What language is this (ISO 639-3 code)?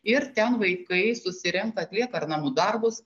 lit